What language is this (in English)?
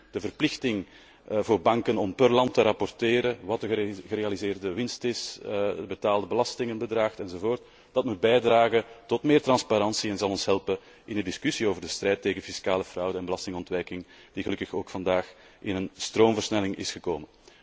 Dutch